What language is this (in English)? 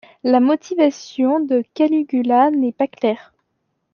French